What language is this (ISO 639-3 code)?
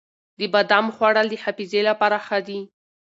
pus